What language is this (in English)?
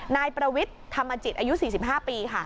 Thai